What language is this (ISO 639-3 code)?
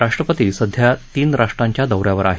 mar